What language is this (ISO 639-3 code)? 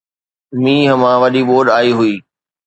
snd